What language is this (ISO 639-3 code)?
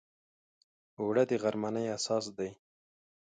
pus